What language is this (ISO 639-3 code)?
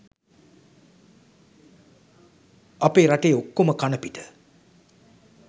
sin